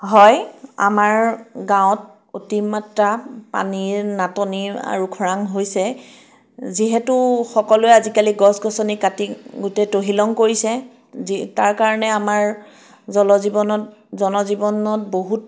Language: Assamese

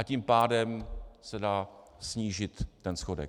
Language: Czech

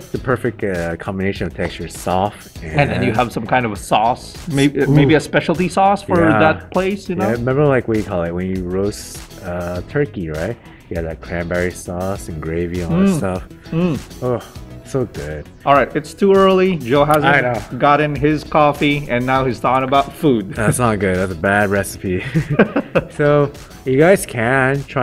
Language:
English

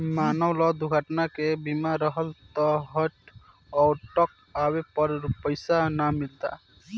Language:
Bhojpuri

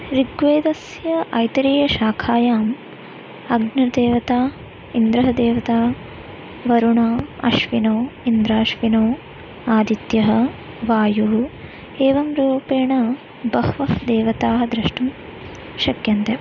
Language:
Sanskrit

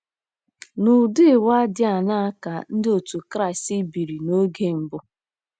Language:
Igbo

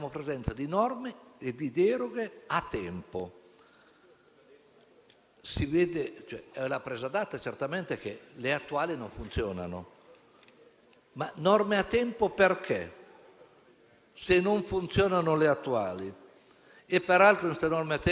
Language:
Italian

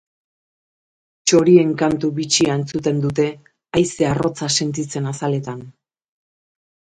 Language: Basque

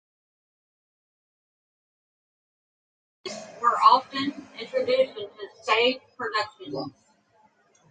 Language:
English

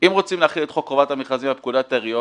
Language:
Hebrew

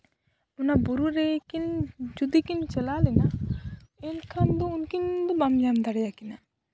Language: Santali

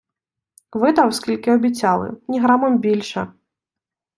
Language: Ukrainian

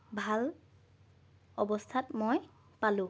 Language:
Assamese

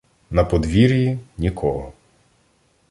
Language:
Ukrainian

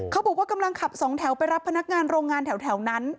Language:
Thai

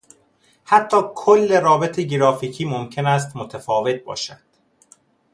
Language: Persian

